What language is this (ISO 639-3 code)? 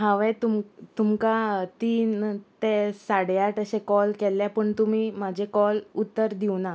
kok